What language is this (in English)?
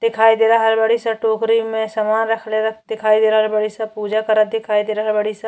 Bhojpuri